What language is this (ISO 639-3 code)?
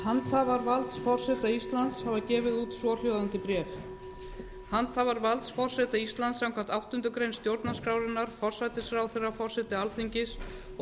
isl